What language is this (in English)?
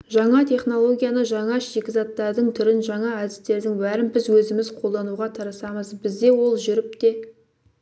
Kazakh